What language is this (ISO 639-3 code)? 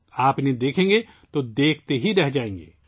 urd